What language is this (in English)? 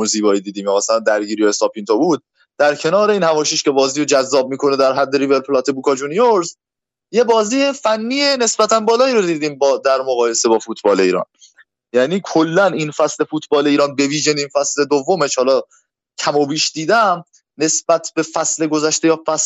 Persian